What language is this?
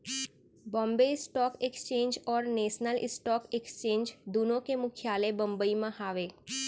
Chhattisgarhi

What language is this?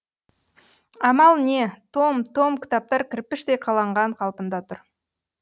Kazakh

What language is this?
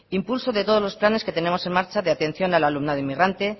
Spanish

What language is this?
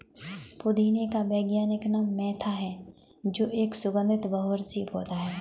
Hindi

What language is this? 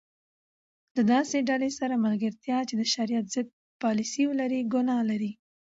Pashto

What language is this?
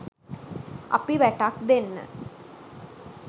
Sinhala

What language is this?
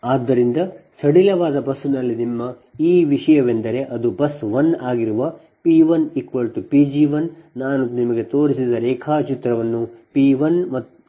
Kannada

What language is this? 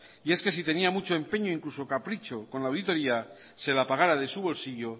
Spanish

